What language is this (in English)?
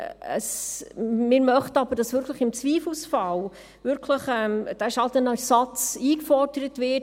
Swiss German